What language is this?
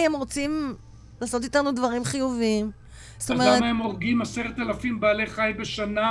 Hebrew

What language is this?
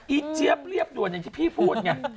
Thai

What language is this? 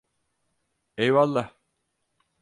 Turkish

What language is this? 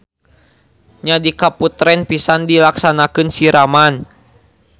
Sundanese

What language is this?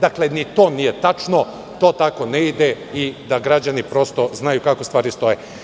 Serbian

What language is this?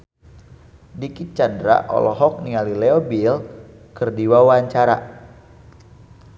Sundanese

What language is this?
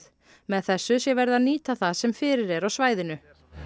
Icelandic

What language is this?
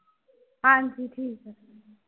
Punjabi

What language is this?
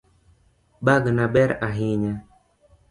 Luo (Kenya and Tanzania)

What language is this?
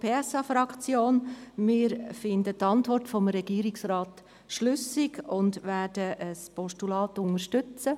Swiss German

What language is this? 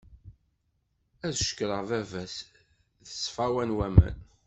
Kabyle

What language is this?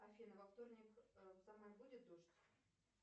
Russian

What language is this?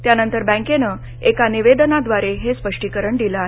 Marathi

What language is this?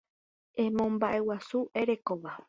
Guarani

